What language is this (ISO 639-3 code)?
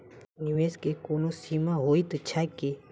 mai